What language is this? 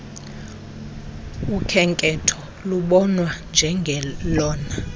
Xhosa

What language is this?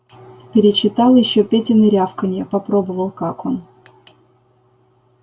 Russian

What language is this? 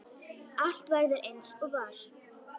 Icelandic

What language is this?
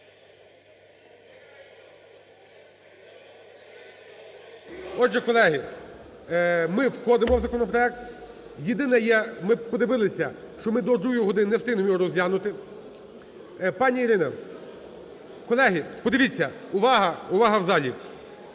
Ukrainian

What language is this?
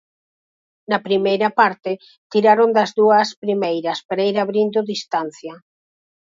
Galician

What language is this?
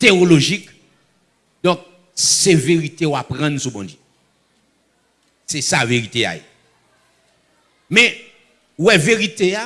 French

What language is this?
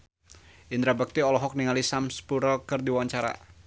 Sundanese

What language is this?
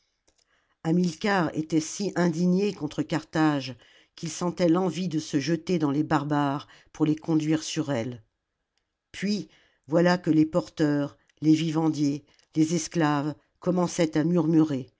French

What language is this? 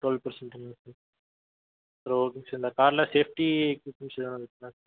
Tamil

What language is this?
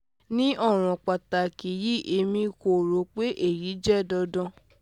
Yoruba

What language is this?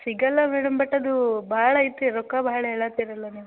Kannada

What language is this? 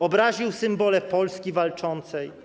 Polish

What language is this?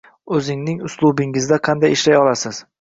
Uzbek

